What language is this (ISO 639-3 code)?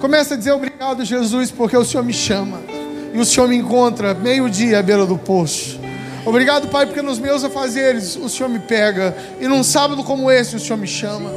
por